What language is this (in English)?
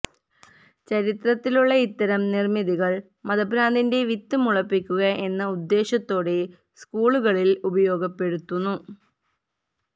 Malayalam